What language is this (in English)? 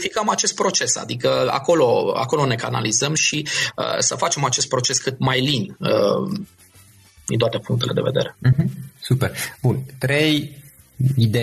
Romanian